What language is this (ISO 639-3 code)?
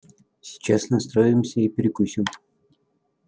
rus